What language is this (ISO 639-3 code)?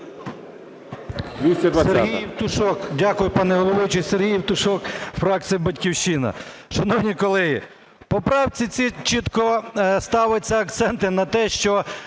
ukr